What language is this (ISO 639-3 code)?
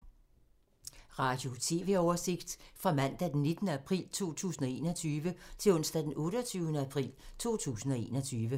dan